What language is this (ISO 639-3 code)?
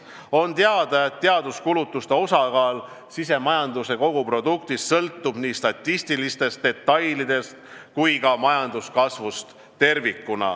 est